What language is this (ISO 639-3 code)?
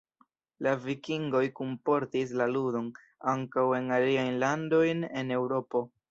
epo